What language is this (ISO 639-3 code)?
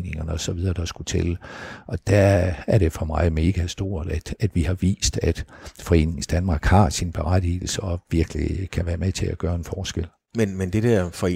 dan